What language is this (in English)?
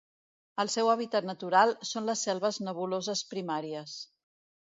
Catalan